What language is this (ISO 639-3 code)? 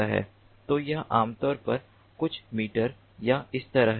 hin